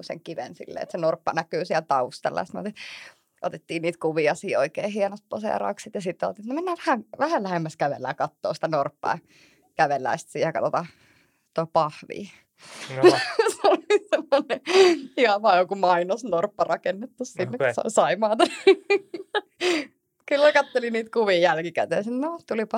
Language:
Finnish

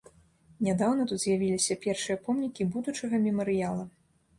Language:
Belarusian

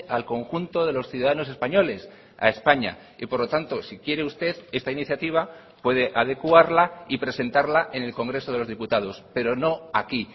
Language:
Spanish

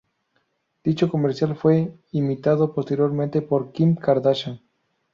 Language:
Spanish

